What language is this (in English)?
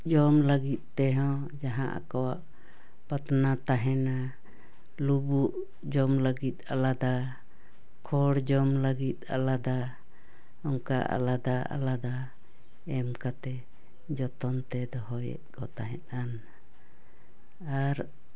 Santali